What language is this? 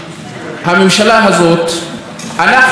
Hebrew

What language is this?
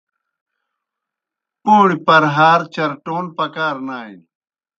Kohistani Shina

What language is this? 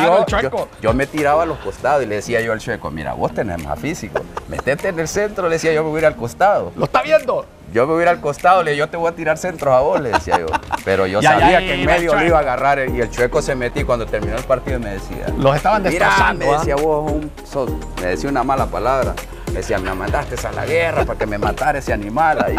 Spanish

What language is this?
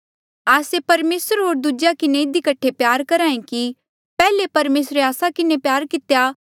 Mandeali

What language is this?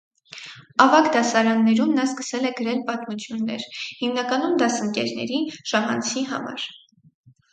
Armenian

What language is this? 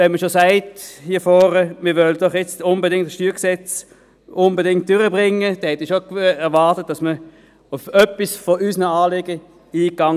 Swiss German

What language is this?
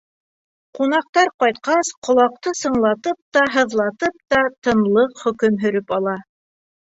Bashkir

